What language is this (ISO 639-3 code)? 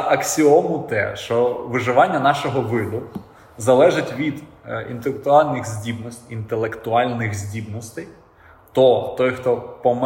ukr